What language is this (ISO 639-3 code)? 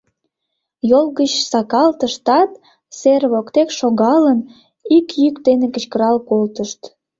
chm